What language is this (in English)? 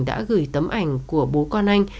Vietnamese